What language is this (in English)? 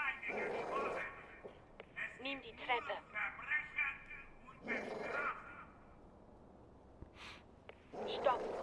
German